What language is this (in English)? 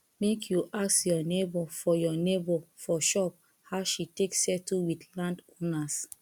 Nigerian Pidgin